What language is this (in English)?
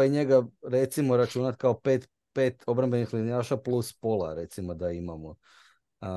Croatian